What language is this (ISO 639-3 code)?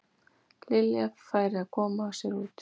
isl